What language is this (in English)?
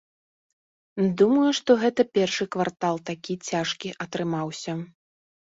Belarusian